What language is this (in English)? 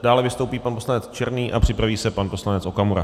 Czech